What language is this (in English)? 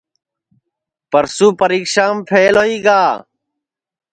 Sansi